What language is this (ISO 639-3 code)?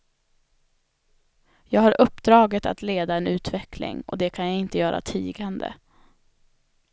swe